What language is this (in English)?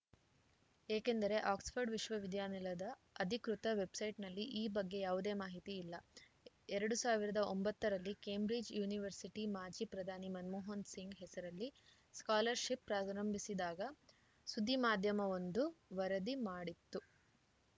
Kannada